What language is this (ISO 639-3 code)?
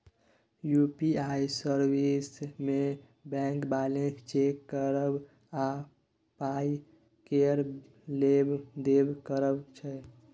mai